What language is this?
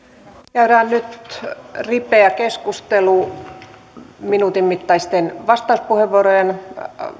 Finnish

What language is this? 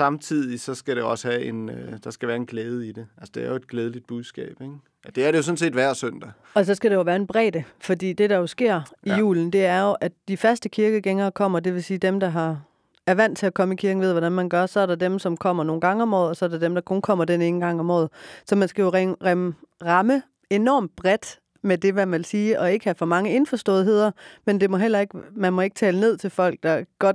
Danish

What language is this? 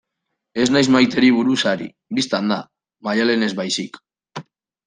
Basque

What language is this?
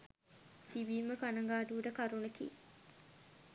Sinhala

